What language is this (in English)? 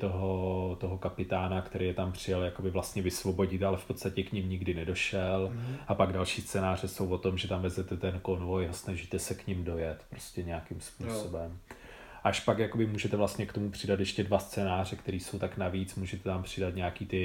Czech